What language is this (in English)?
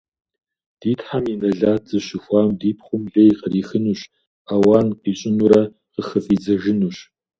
Kabardian